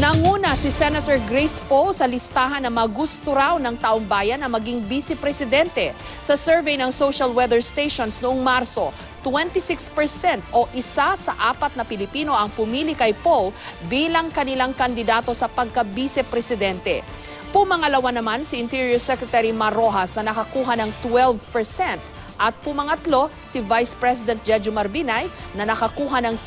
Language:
Filipino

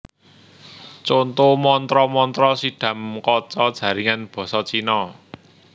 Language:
Javanese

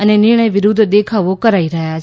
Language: Gujarati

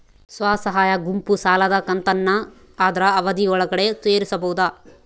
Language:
Kannada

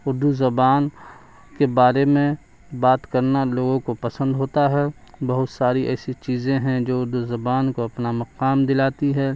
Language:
Urdu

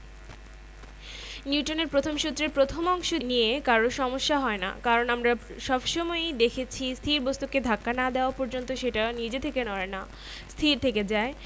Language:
Bangla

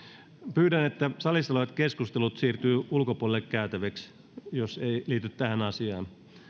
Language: Finnish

